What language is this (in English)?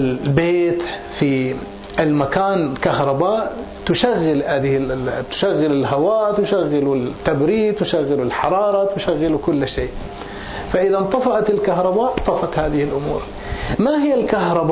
Arabic